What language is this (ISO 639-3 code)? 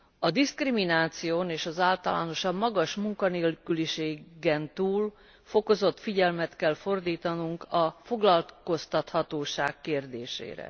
hun